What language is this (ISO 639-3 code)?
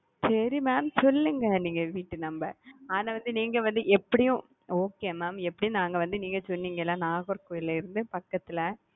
tam